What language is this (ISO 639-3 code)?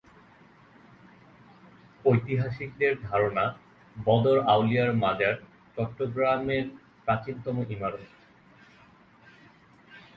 ben